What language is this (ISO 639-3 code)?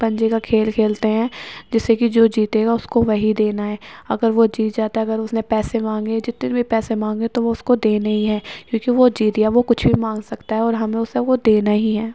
urd